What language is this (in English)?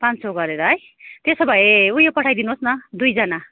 Nepali